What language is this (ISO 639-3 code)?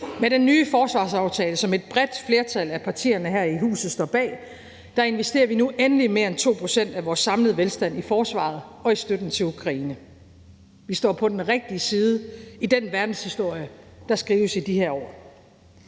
dan